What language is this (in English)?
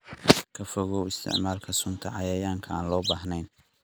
Somali